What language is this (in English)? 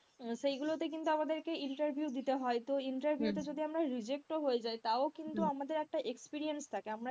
Bangla